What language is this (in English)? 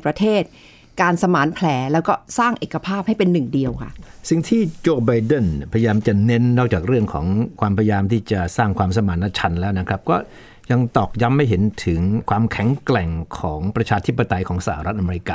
Thai